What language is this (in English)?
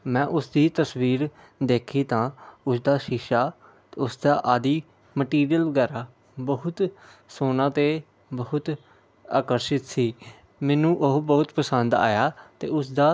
Punjabi